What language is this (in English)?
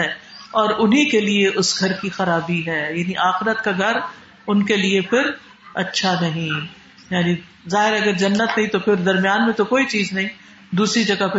Urdu